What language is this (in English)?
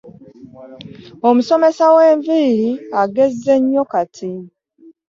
Ganda